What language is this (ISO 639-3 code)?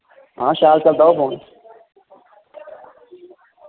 doi